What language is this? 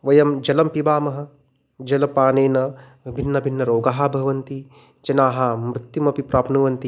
Sanskrit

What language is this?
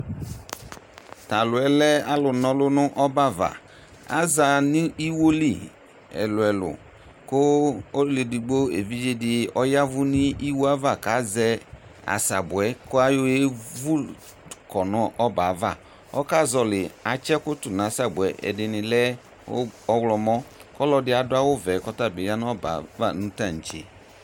Ikposo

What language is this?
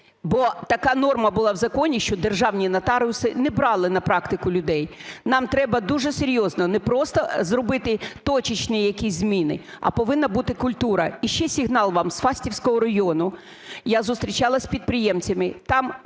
Ukrainian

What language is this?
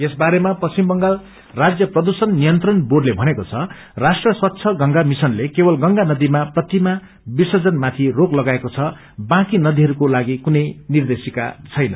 Nepali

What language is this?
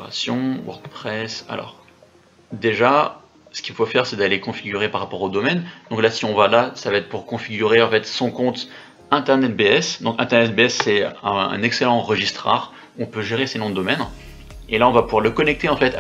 French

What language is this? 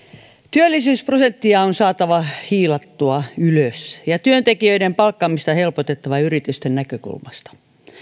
Finnish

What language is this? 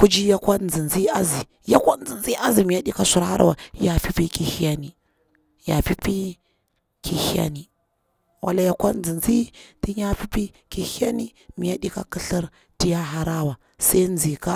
Bura-Pabir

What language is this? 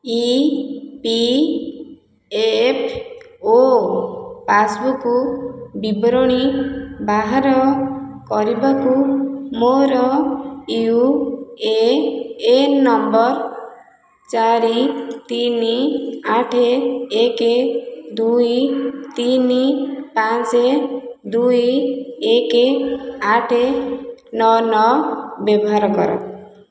Odia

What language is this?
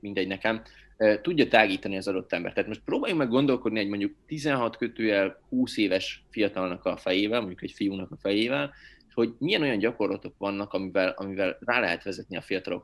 Hungarian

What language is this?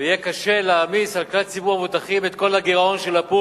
Hebrew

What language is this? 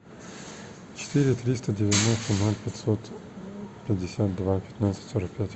Russian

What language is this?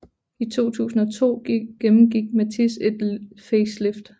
Danish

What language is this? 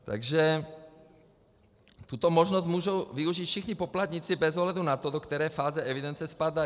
Czech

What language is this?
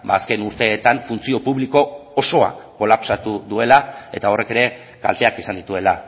Basque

